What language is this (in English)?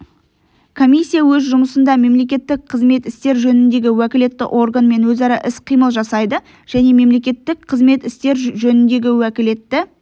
Kazakh